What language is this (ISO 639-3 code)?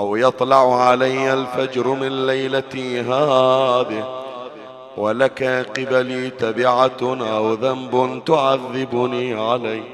ara